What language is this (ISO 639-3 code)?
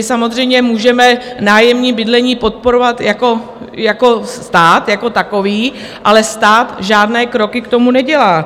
ces